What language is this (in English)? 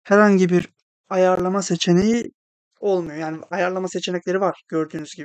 Turkish